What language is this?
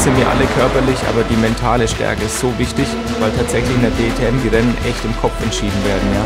German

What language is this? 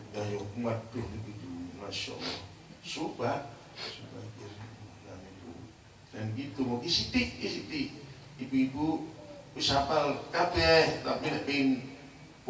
Indonesian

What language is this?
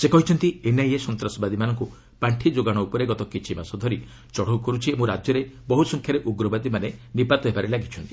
Odia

